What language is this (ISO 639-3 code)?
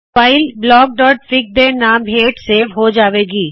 pan